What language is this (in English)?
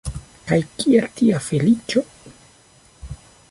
Esperanto